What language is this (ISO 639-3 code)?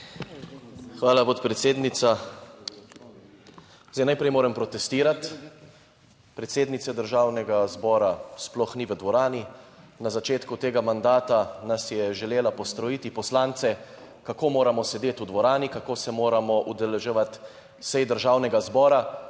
slv